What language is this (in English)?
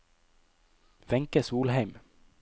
Norwegian